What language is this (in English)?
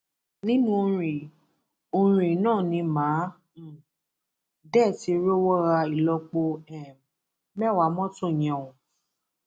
Yoruba